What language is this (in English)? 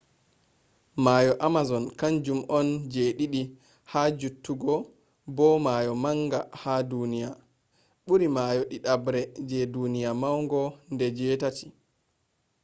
Fula